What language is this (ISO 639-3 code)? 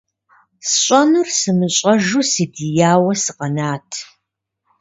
kbd